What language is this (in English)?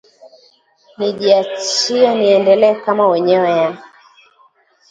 Swahili